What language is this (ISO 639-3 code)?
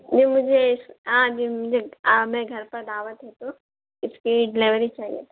urd